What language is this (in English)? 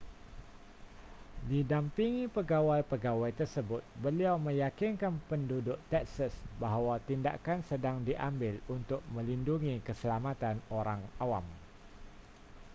Malay